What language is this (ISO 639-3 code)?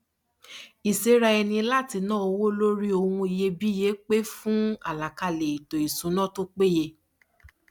yor